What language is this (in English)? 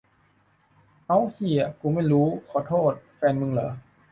Thai